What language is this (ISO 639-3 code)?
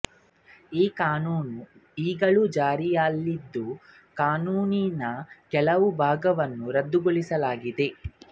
kan